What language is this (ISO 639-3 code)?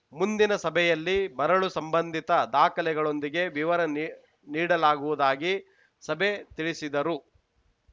kan